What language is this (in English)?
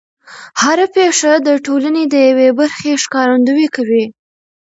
Pashto